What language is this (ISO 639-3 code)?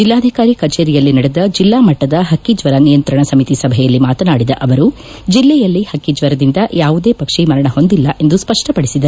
kan